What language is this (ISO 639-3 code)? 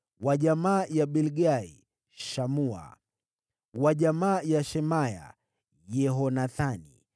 swa